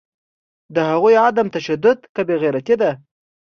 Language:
Pashto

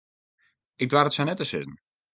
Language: Western Frisian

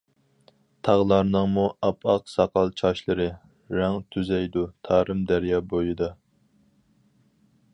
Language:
Uyghur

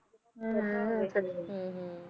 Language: Punjabi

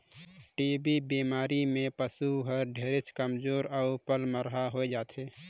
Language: Chhattisgarhi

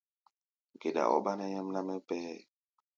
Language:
Gbaya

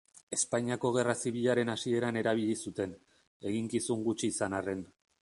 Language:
Basque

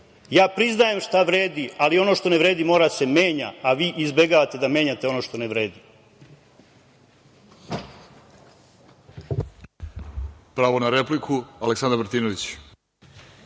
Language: Serbian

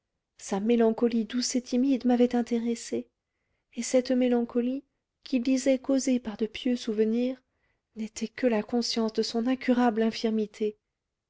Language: French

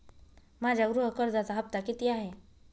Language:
Marathi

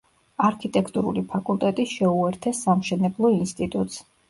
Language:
Georgian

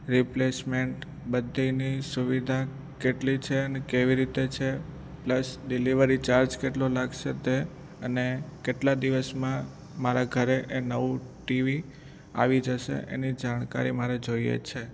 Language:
Gujarati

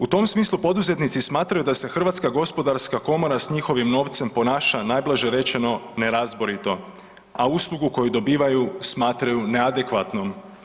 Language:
Croatian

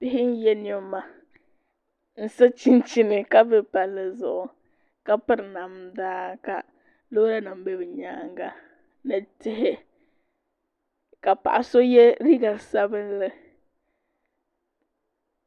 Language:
Dagbani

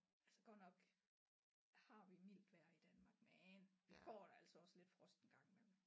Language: Danish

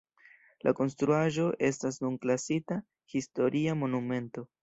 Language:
Esperanto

